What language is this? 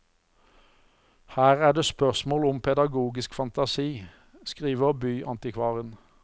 Norwegian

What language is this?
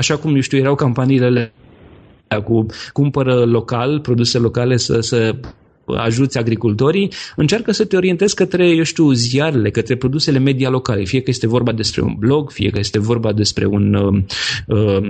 Romanian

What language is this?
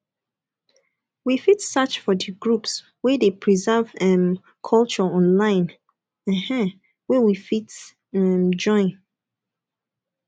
Nigerian Pidgin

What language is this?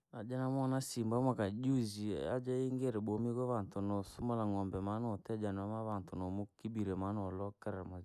Langi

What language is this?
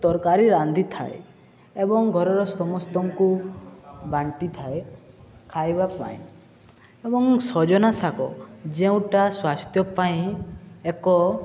Odia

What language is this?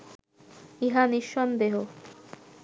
Bangla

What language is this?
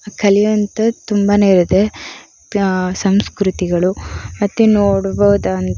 Kannada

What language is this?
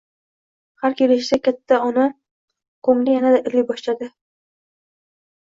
Uzbek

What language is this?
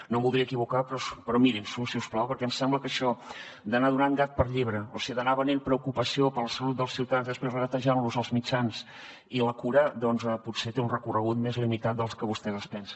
Catalan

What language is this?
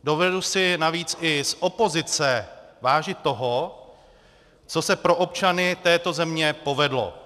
Czech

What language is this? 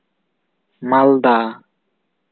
Santali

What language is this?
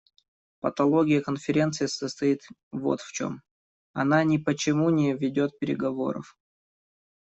Russian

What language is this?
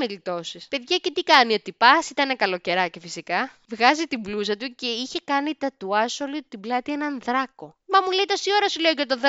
Greek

